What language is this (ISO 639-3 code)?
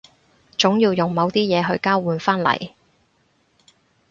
yue